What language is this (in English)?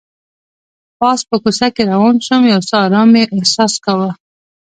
Pashto